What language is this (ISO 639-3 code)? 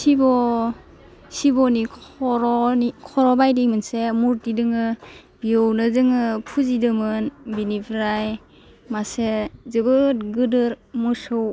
brx